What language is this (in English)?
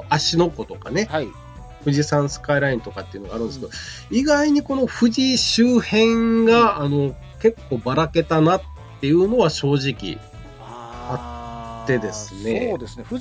Japanese